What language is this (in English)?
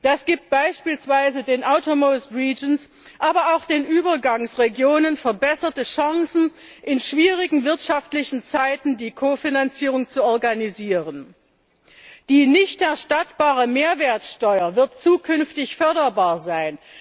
German